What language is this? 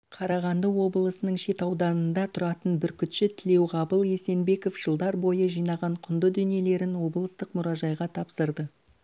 Kazakh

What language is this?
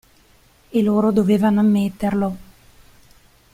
Italian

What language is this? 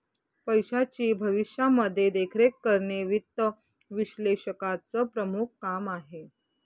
Marathi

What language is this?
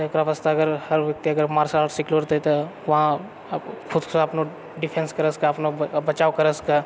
Maithili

